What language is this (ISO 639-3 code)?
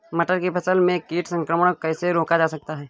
hin